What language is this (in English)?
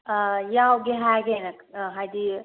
Manipuri